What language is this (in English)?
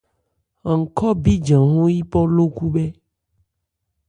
Ebrié